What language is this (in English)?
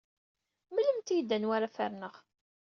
Kabyle